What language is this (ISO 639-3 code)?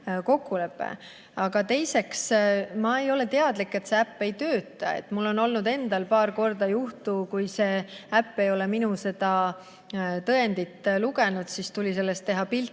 est